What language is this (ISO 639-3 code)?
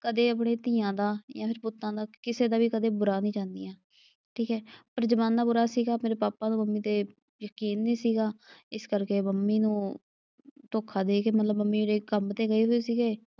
pan